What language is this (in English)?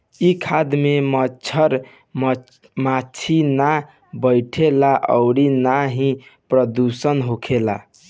Bhojpuri